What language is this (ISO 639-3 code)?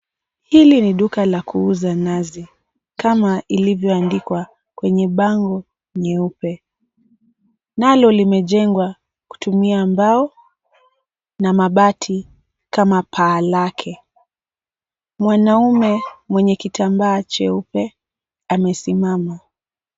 swa